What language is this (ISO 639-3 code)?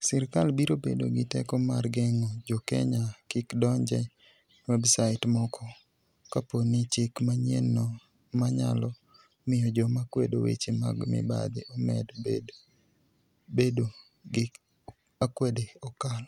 luo